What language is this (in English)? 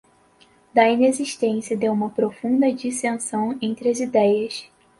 Portuguese